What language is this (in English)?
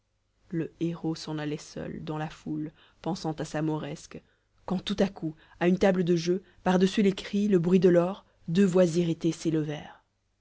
French